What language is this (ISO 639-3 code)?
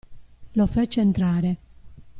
ita